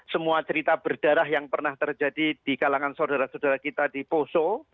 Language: Indonesian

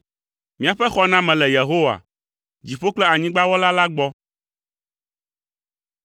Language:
Ewe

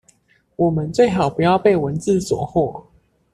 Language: Chinese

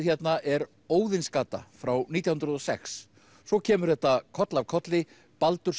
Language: Icelandic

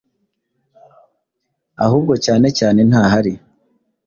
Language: Kinyarwanda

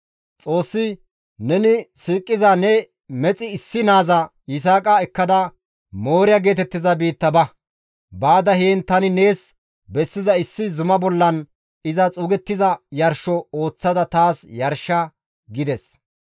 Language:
Gamo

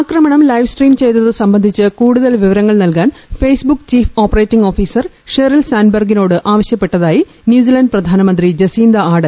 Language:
Malayalam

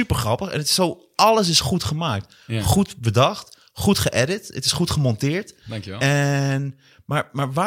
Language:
Dutch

